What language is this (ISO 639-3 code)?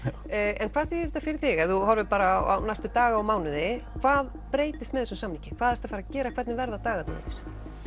isl